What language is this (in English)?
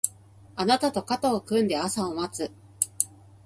Japanese